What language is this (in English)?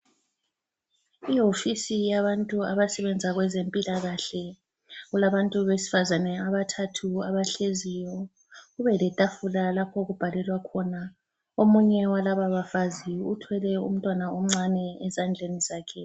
North Ndebele